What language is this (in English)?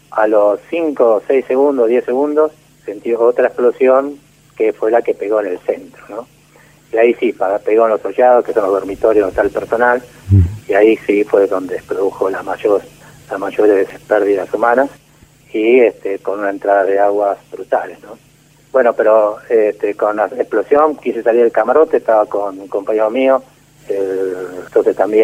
Spanish